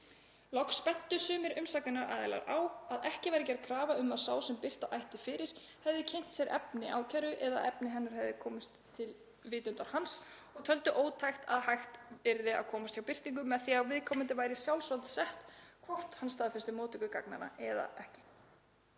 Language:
Icelandic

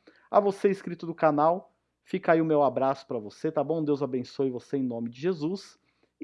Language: Portuguese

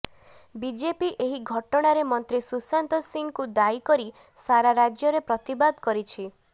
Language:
Odia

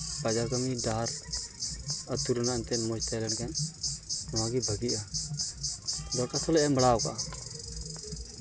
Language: Santali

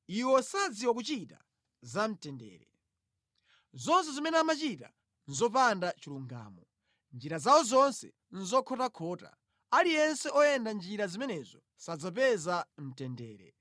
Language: Nyanja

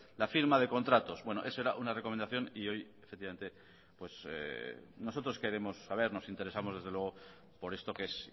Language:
Spanish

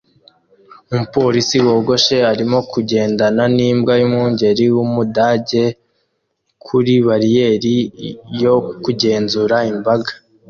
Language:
Kinyarwanda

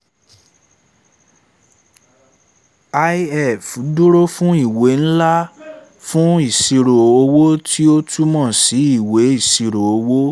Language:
Yoruba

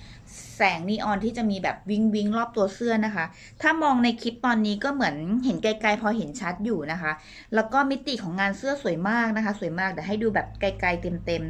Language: Thai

